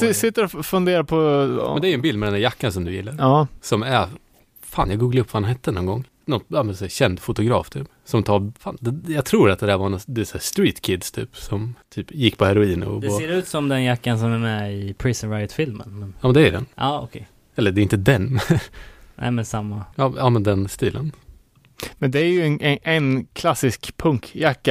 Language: Swedish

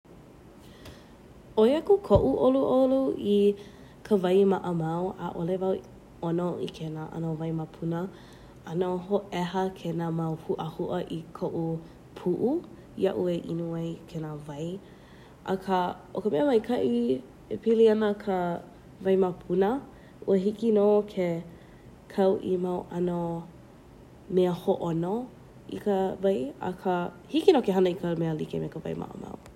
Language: Hawaiian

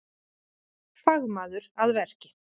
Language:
Icelandic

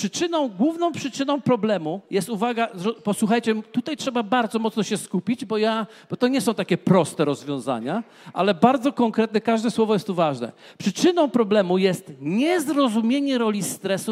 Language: Polish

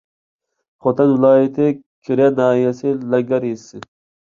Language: Uyghur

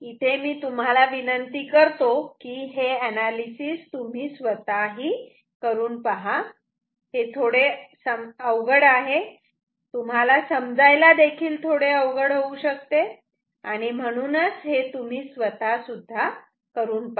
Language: Marathi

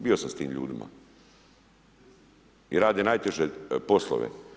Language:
Croatian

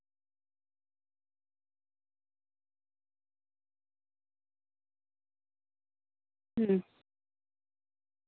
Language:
Santali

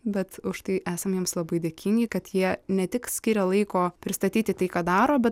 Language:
Lithuanian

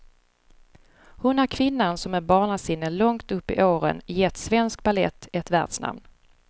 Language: Swedish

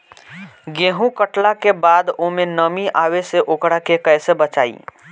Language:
Bhojpuri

